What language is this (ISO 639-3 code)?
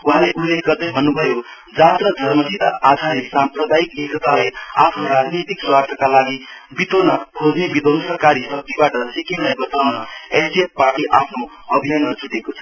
nep